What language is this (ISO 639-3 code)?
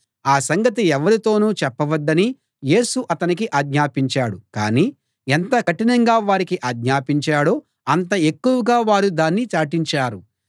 tel